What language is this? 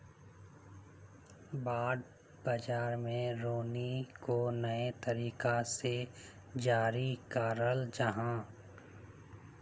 Magahi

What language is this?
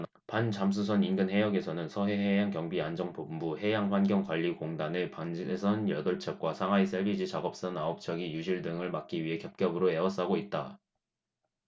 Korean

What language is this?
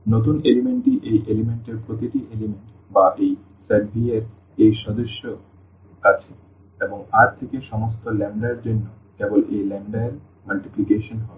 Bangla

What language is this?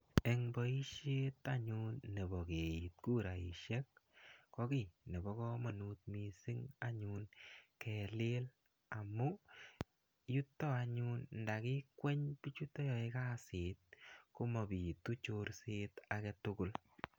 Kalenjin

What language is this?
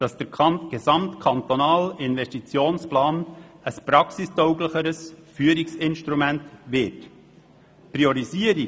Swiss German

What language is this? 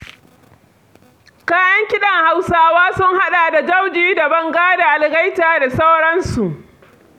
Hausa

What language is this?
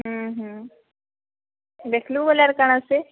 Odia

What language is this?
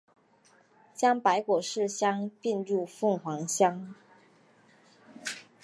Chinese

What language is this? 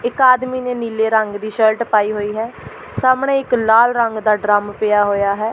Punjabi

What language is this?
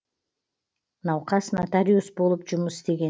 Kazakh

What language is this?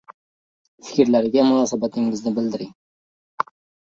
Uzbek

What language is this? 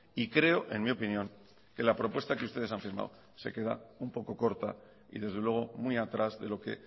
Spanish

